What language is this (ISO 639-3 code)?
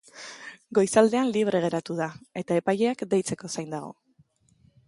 eus